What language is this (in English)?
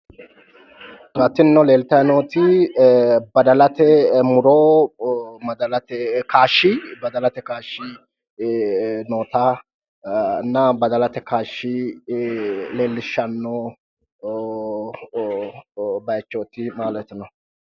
Sidamo